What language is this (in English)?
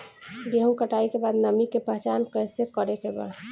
Bhojpuri